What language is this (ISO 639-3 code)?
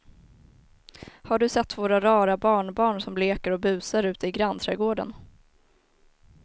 swe